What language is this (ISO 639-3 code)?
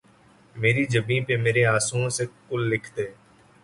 urd